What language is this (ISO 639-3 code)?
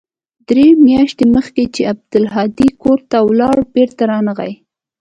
pus